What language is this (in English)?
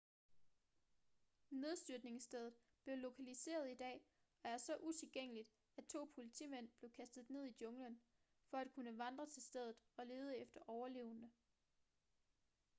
Danish